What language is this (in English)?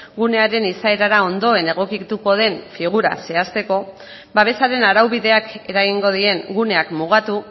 Basque